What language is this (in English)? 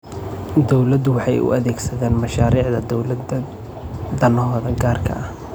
Somali